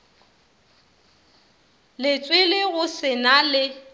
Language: Northern Sotho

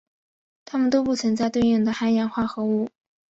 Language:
Chinese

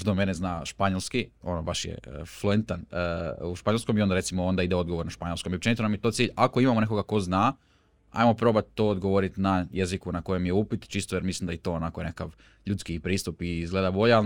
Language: Croatian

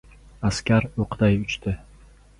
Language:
Uzbek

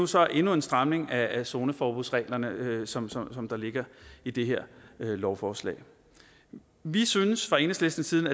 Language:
Danish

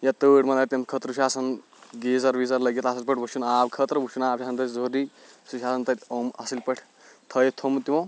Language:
Kashmiri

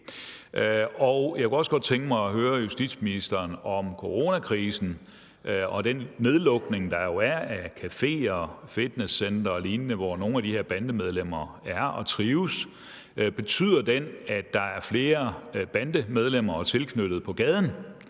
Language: Danish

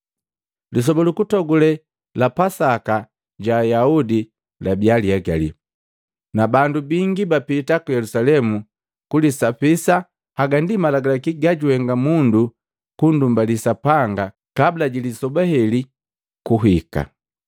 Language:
Matengo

